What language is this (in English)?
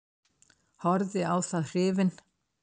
Icelandic